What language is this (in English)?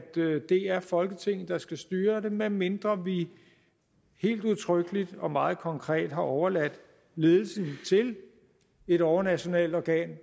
Danish